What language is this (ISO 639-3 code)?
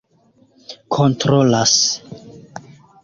epo